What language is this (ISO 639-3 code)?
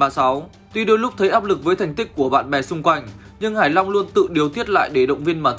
vie